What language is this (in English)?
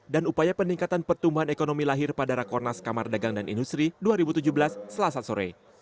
Indonesian